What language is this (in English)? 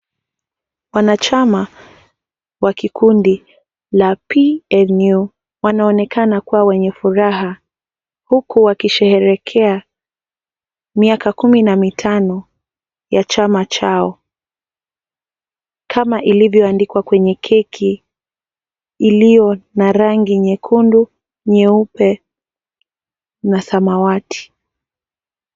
Swahili